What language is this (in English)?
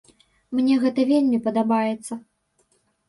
Belarusian